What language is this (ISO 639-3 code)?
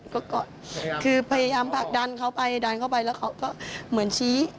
tha